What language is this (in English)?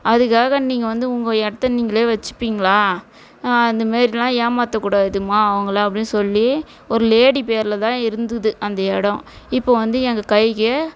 Tamil